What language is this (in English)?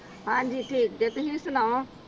Punjabi